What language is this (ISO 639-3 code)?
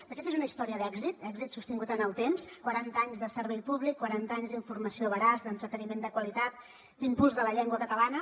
cat